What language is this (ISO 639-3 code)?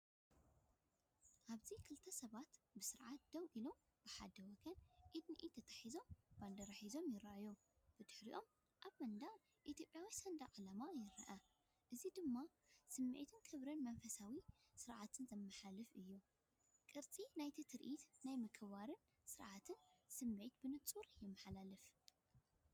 tir